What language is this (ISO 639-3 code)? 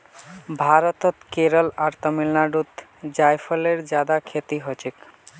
mag